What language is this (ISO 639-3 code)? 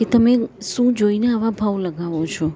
guj